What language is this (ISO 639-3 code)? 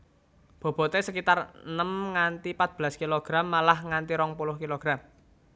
jav